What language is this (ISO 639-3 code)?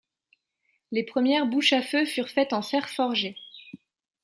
fra